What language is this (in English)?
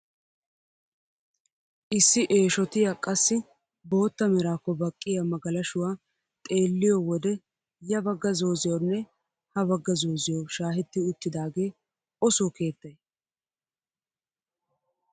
Wolaytta